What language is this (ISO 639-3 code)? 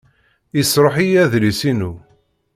kab